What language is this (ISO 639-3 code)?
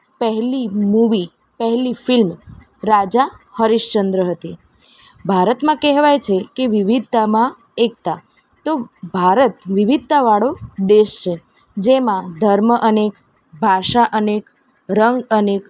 guj